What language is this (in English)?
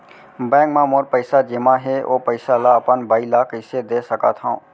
Chhattisgarhi